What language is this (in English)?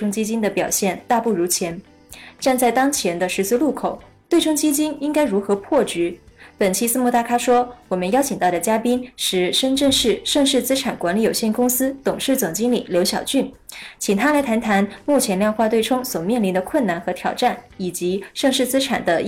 Chinese